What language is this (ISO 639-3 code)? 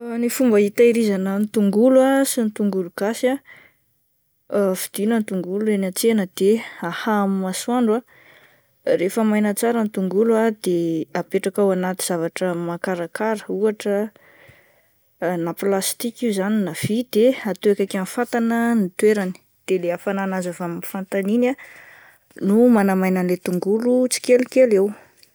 mlg